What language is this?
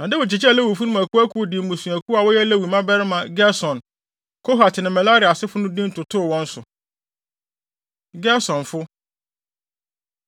Akan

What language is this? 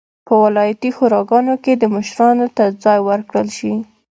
Pashto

